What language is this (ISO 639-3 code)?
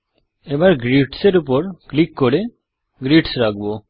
ben